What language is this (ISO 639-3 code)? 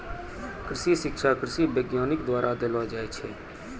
mai